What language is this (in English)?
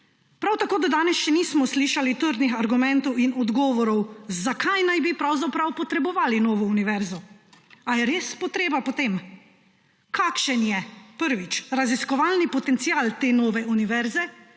Slovenian